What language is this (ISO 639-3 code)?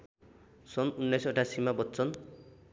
nep